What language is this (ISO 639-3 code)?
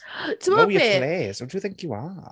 cym